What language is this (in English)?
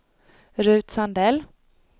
Swedish